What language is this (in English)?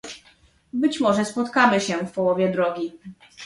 Polish